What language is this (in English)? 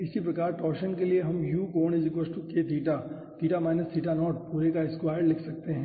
Hindi